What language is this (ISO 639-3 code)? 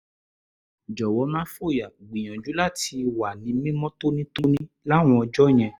yor